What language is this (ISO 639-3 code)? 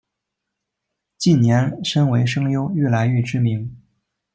zho